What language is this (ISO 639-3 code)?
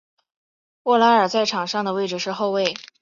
zho